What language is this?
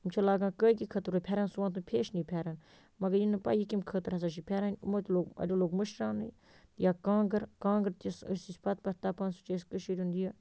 Kashmiri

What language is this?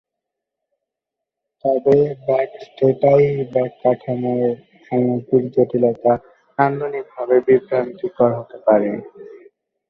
Bangla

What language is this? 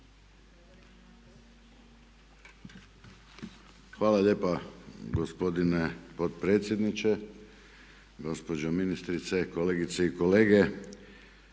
Croatian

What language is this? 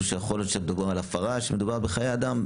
Hebrew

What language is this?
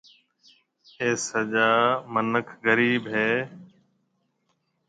Marwari (Pakistan)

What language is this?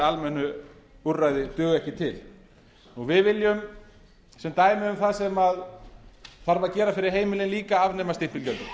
Icelandic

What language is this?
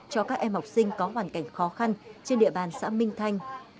Vietnamese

